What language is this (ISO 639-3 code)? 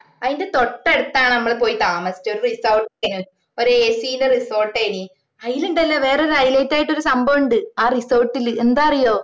mal